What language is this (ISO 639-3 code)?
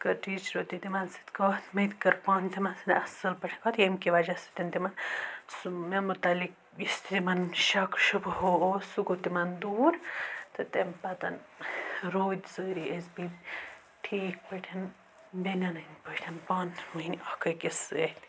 kas